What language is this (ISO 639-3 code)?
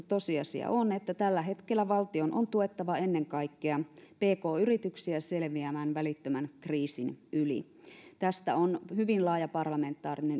fin